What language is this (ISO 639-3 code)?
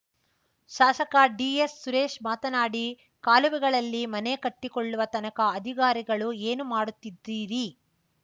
kan